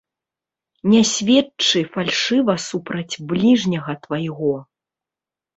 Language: Belarusian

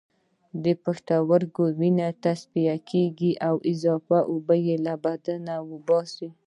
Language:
Pashto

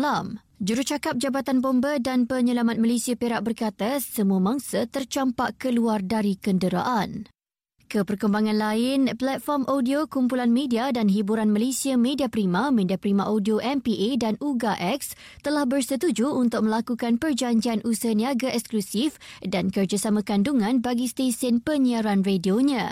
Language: Malay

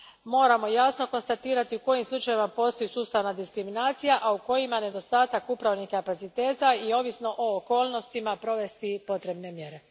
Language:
Croatian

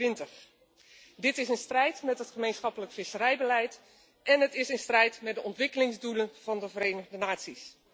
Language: Dutch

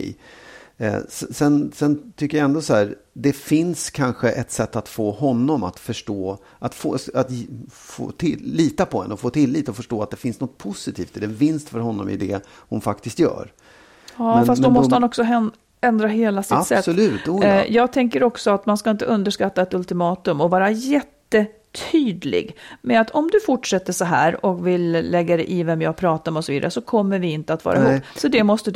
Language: Swedish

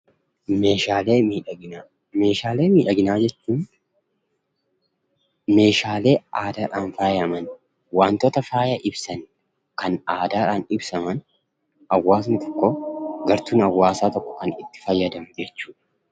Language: Oromo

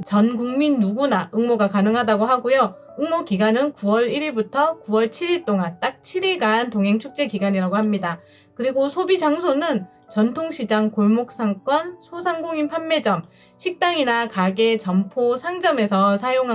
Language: Korean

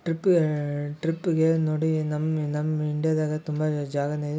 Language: Kannada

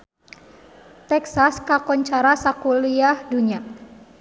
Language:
Sundanese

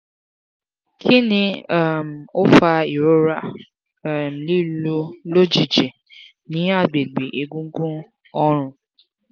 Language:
Yoruba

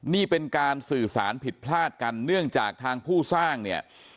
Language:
Thai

